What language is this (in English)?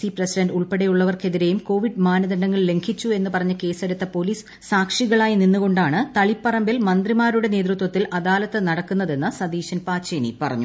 Malayalam